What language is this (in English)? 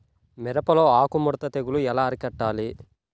Telugu